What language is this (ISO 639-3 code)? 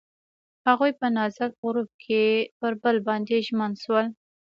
pus